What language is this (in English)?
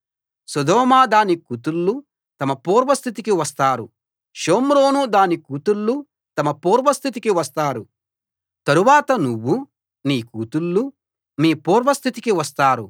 Telugu